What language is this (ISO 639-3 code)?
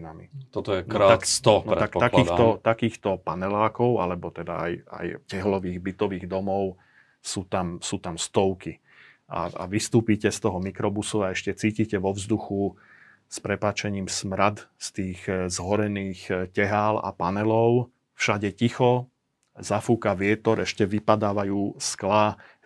slk